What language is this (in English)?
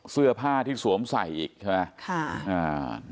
Thai